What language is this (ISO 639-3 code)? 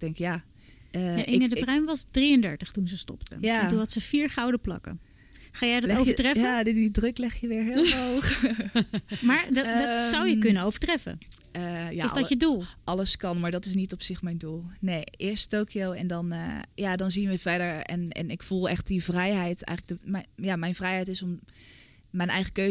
nld